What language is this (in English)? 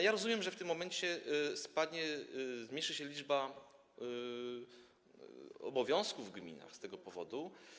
Polish